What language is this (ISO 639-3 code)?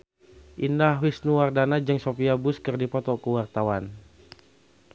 sun